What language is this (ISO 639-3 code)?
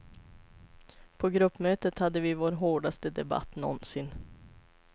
swe